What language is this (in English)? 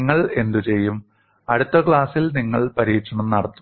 Malayalam